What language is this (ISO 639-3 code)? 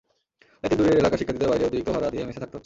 ben